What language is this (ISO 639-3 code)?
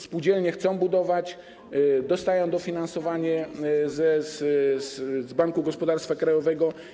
pol